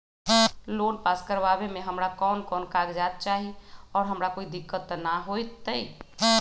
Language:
Magahi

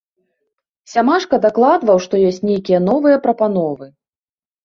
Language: Belarusian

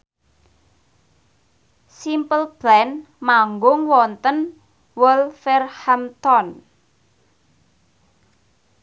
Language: Javanese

